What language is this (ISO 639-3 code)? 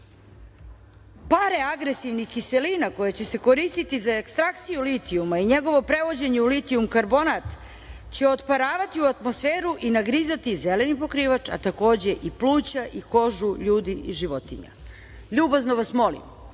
srp